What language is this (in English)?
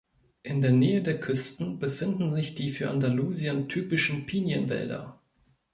German